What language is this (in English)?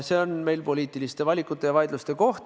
Estonian